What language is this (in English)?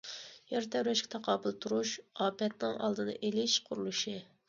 Uyghur